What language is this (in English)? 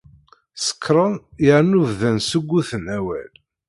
Kabyle